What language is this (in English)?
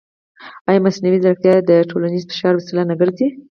Pashto